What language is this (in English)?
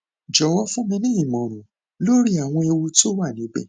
Yoruba